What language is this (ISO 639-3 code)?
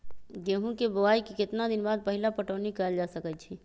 mag